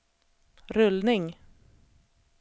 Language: Swedish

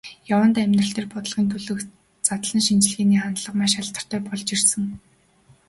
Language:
Mongolian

